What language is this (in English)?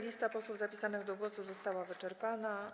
Polish